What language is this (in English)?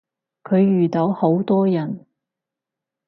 Cantonese